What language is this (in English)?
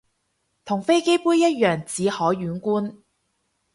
Cantonese